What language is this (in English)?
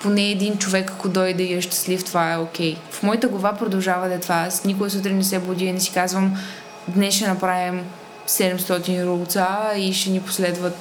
Bulgarian